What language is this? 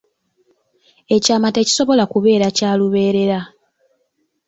Ganda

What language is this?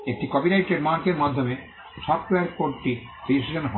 Bangla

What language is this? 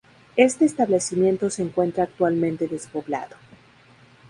Spanish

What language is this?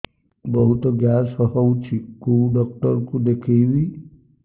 Odia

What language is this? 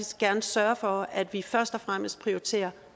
Danish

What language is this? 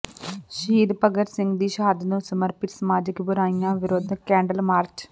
Punjabi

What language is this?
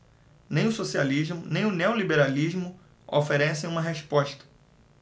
Portuguese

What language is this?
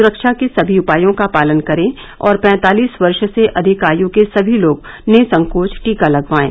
Hindi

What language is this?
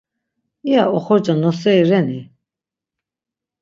Laz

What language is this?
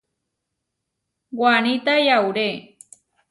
Huarijio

